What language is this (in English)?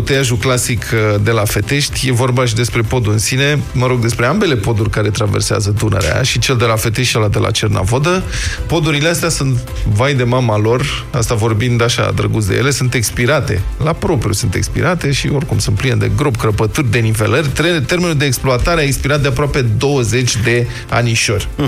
Romanian